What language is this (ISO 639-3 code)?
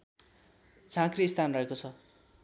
nep